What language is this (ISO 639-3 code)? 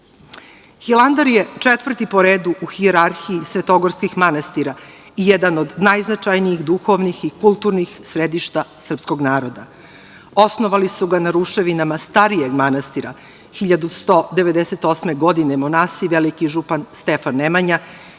srp